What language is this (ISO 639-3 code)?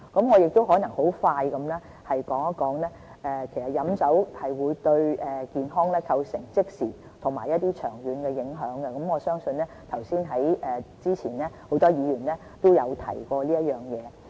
yue